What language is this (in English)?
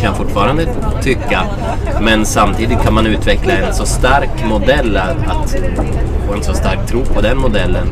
Swedish